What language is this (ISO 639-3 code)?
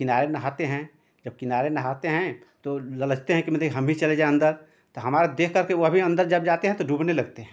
hin